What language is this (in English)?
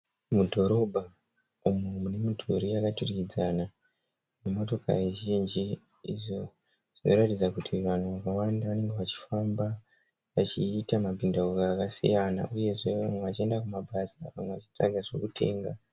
Shona